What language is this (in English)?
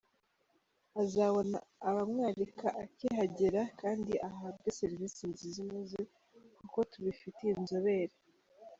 Kinyarwanda